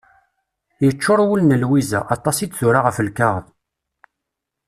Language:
Kabyle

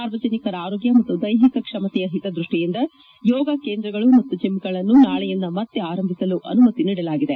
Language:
Kannada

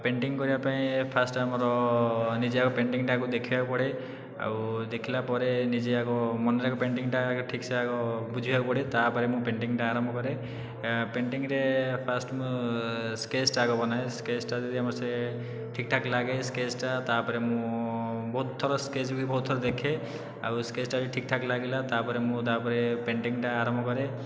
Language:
Odia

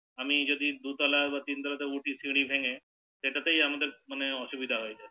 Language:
Bangla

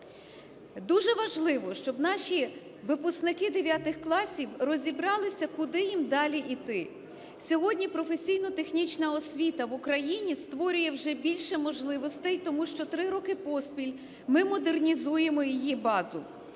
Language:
Ukrainian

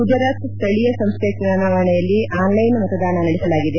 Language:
Kannada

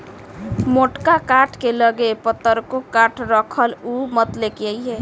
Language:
Bhojpuri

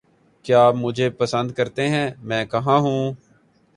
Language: Urdu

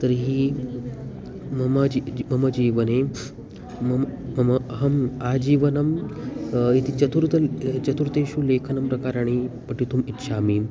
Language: Sanskrit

